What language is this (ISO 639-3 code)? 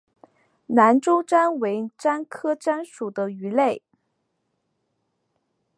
zho